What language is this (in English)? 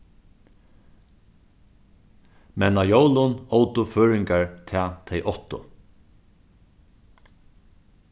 Faroese